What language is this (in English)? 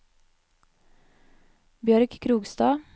Norwegian